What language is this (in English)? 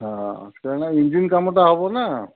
Odia